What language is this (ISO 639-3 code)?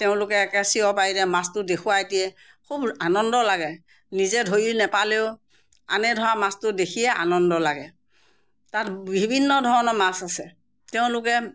asm